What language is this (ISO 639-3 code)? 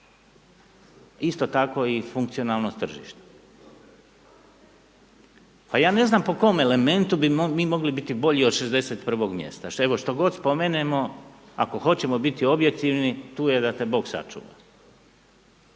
hrv